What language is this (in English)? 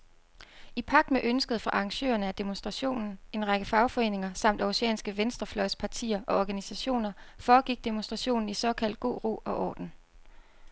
Danish